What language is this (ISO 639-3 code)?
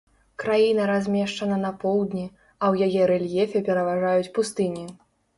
bel